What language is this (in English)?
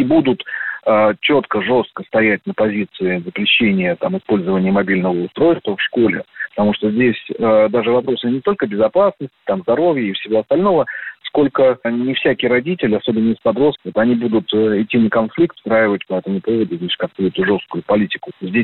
Russian